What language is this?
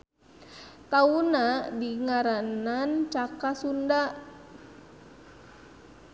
Sundanese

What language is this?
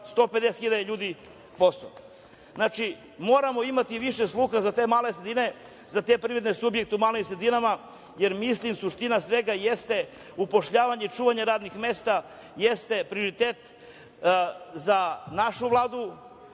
Serbian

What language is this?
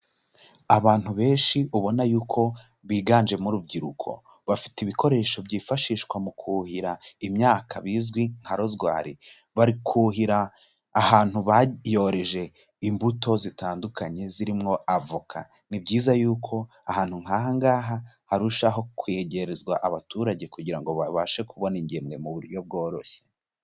Kinyarwanda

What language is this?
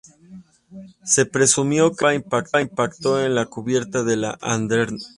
Spanish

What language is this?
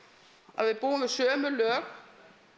Icelandic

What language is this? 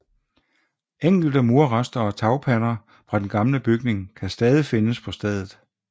Danish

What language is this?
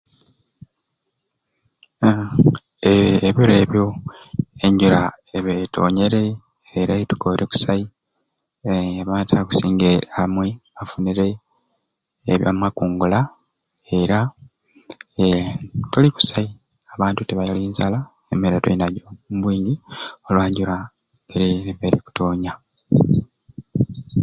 Ruuli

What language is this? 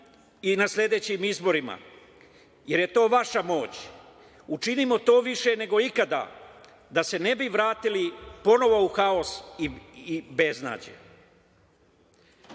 Serbian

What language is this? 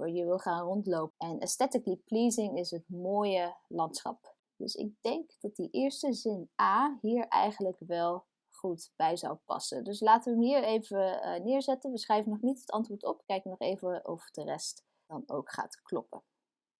Dutch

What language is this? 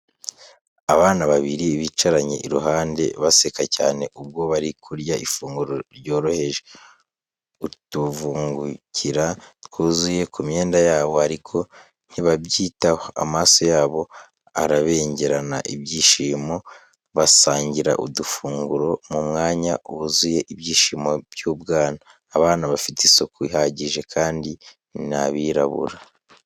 Kinyarwanda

